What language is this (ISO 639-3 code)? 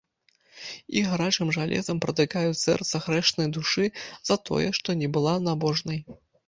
bel